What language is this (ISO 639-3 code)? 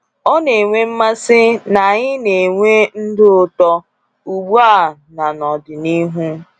ibo